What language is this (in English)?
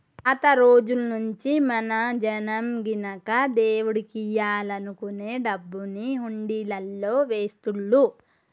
Telugu